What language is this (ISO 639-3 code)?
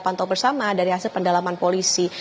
ind